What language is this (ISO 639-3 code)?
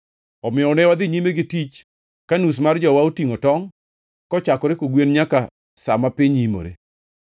luo